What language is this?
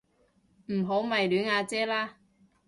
Cantonese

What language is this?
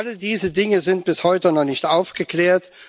German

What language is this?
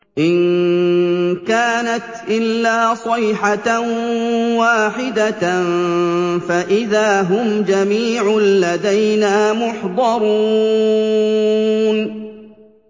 Arabic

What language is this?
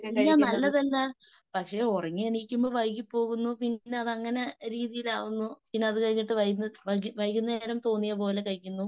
Malayalam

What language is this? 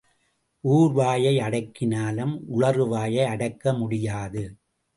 Tamil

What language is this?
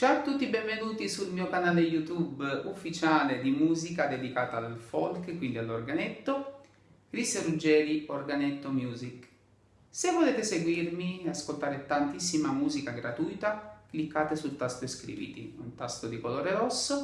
Italian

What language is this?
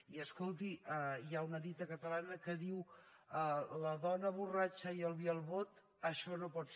Catalan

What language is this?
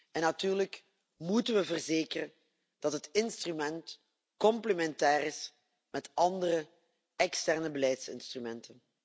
Dutch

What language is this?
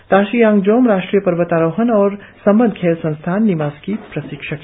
Hindi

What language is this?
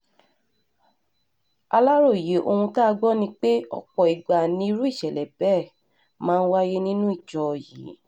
Yoruba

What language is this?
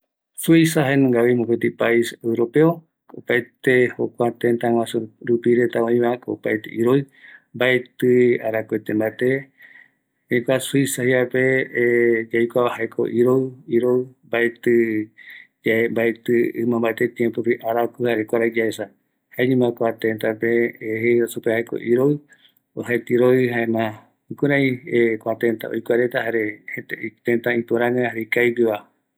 Eastern Bolivian Guaraní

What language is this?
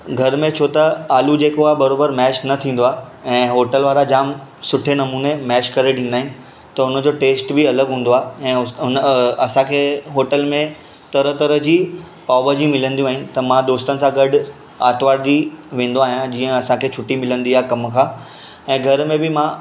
Sindhi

